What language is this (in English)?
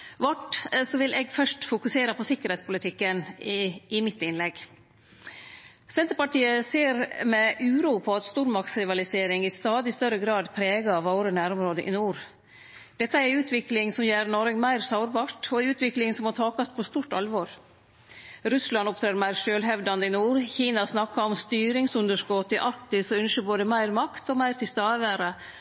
Norwegian Nynorsk